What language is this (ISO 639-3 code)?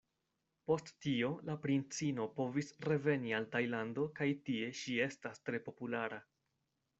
epo